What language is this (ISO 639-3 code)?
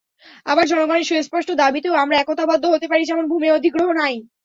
ben